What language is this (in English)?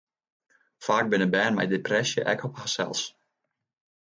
Western Frisian